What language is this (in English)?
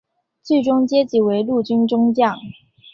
Chinese